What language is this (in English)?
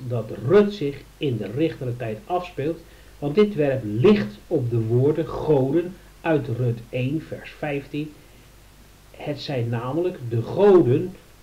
Dutch